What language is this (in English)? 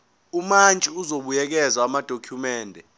Zulu